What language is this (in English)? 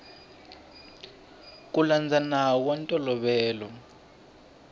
Tsonga